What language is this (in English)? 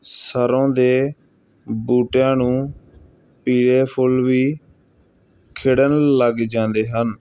Punjabi